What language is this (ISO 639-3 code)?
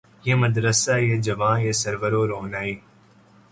urd